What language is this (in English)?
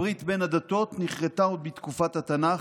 Hebrew